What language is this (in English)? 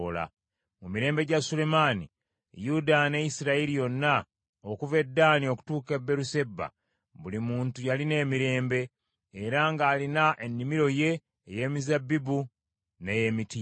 Ganda